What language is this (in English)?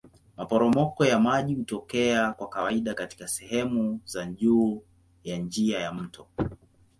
Swahili